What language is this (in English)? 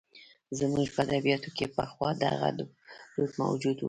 Pashto